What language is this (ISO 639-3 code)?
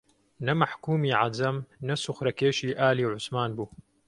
ckb